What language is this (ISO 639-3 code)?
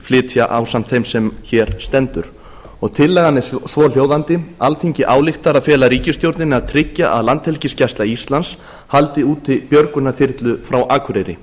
isl